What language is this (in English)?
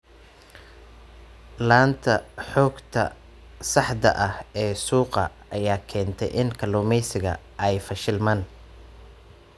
Somali